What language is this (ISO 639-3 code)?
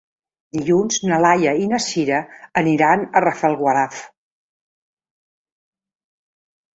cat